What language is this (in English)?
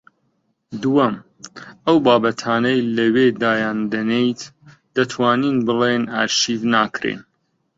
Central Kurdish